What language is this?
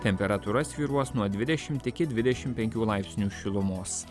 Lithuanian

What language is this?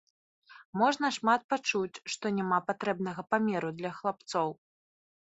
Belarusian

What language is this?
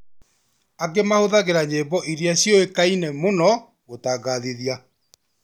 Kikuyu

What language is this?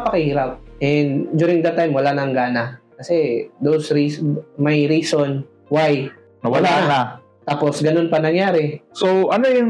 Filipino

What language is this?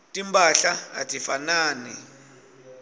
Swati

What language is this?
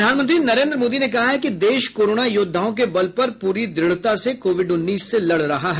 Hindi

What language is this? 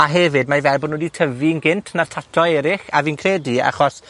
Welsh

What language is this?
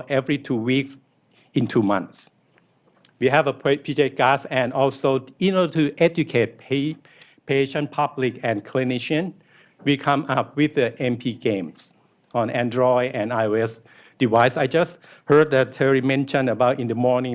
English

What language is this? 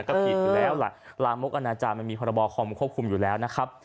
Thai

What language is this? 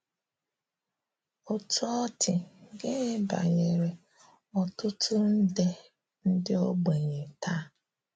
Igbo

